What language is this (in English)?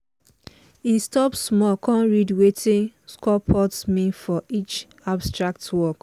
Nigerian Pidgin